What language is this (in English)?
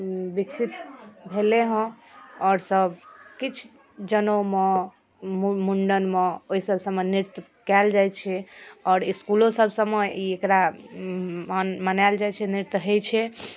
Maithili